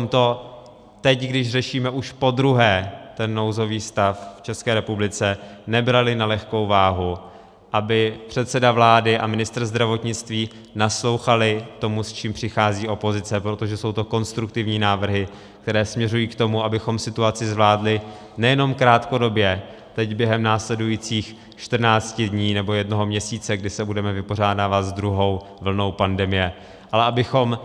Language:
Czech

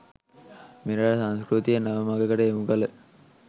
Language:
Sinhala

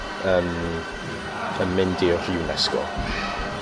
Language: Welsh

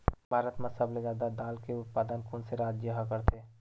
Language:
Chhattisgarhi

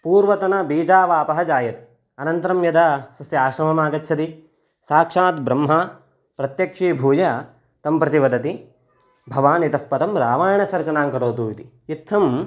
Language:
Sanskrit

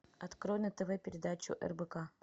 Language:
Russian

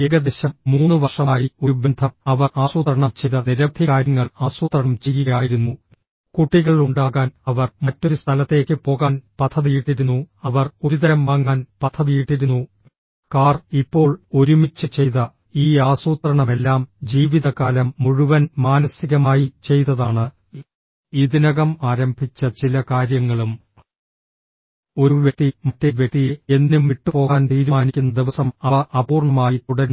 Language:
Malayalam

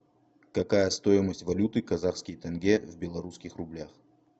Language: Russian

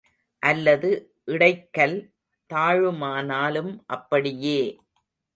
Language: Tamil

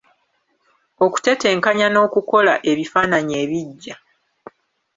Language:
Ganda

